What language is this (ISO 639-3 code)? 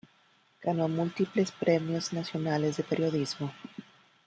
spa